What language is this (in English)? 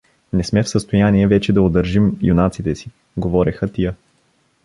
Bulgarian